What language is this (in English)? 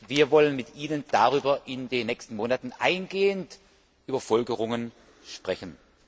German